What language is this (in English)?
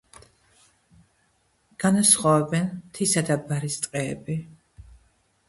Georgian